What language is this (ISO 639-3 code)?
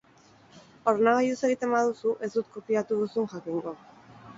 eus